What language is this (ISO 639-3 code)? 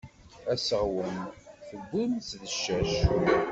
kab